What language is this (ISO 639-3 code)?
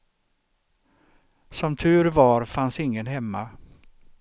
swe